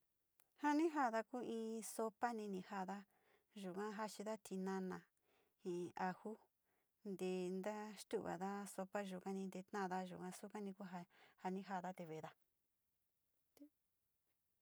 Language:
Sinicahua Mixtec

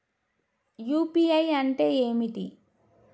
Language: Telugu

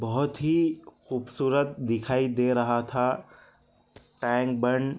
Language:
Urdu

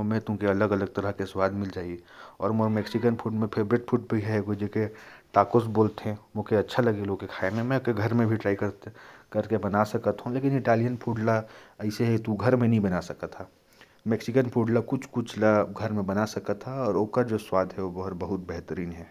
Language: Korwa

